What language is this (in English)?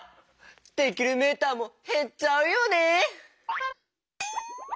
Japanese